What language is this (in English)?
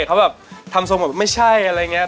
Thai